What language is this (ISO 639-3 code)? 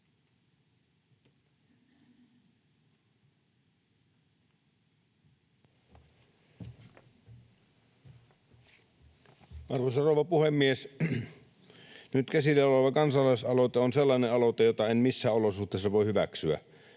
fin